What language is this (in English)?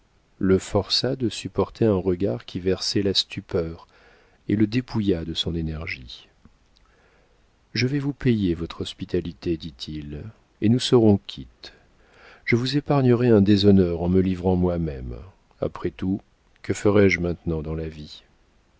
French